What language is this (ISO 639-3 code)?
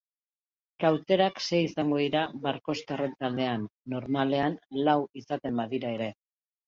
eus